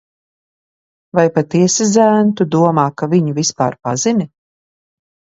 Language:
Latvian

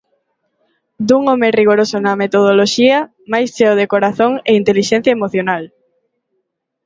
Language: Galician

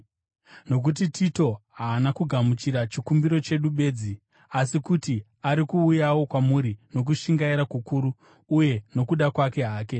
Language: Shona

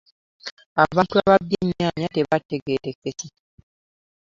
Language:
Ganda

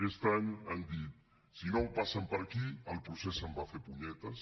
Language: Catalan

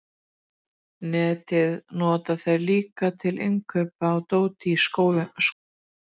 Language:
Icelandic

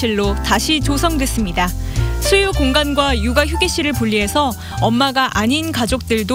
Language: Korean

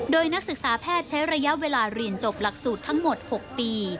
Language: Thai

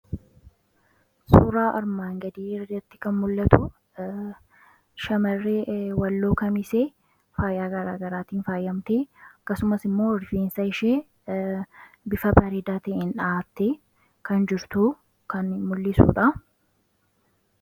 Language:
Oromo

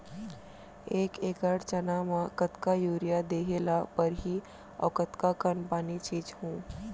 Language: Chhattisgarhi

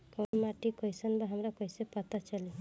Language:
Bhojpuri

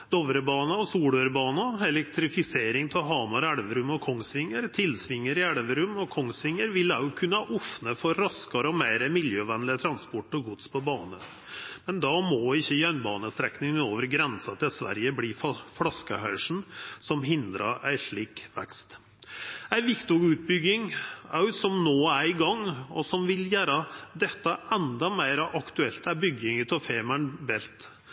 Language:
Norwegian Nynorsk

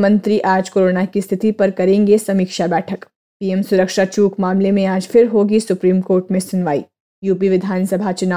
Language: Hindi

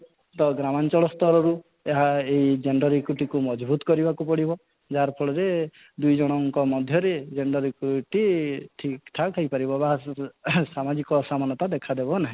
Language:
Odia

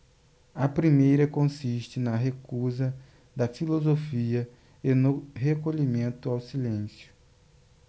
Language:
Portuguese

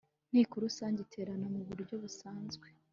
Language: Kinyarwanda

